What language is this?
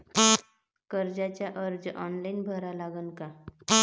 Marathi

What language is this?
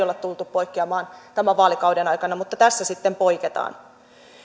Finnish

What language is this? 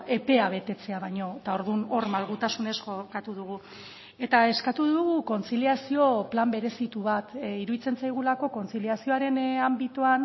Basque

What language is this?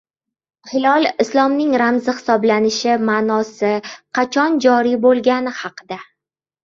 Uzbek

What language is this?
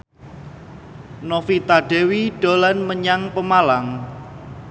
Javanese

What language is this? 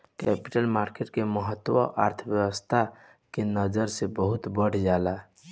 Bhojpuri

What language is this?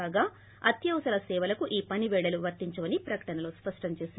Telugu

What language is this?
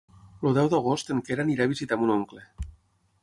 Catalan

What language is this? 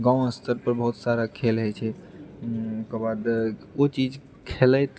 Maithili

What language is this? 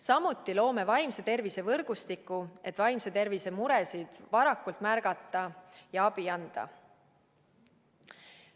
Estonian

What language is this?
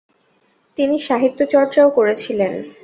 Bangla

